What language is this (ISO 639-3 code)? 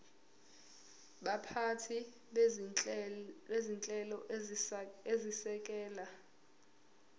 zul